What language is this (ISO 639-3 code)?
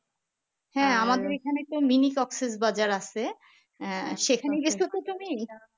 ben